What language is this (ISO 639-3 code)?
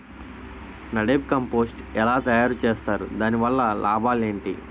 tel